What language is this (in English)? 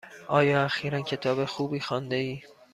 Persian